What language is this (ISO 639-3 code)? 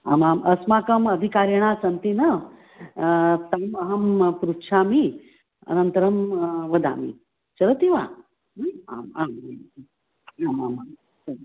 san